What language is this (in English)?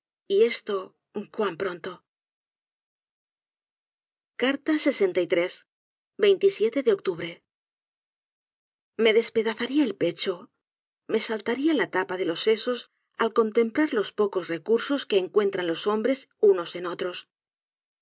Spanish